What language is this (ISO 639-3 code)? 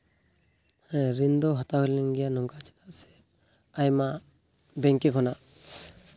sat